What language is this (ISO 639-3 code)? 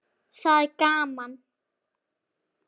isl